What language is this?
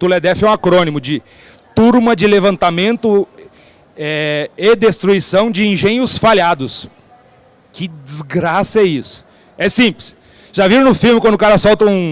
Portuguese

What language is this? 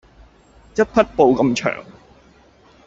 Cantonese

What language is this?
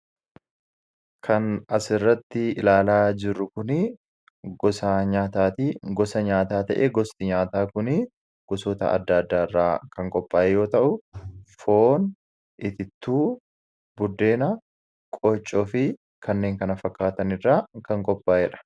Oromo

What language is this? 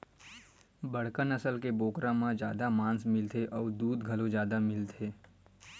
Chhattisgarhi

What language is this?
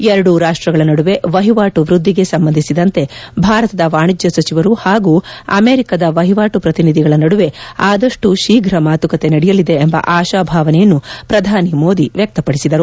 Kannada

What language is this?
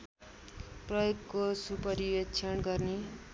Nepali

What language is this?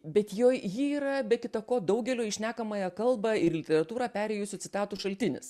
Lithuanian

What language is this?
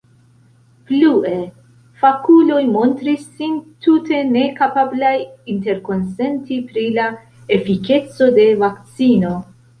Esperanto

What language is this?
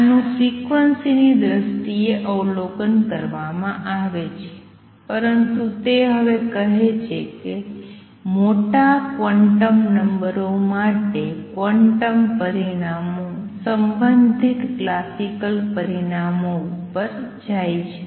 Gujarati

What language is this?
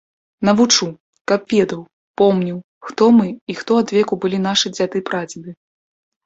Belarusian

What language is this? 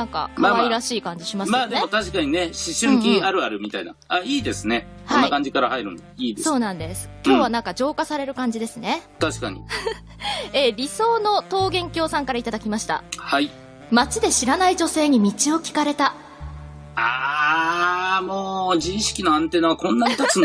Japanese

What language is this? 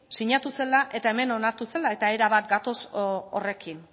Basque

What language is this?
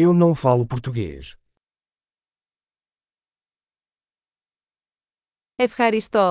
Greek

